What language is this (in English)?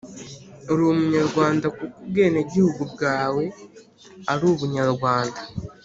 Kinyarwanda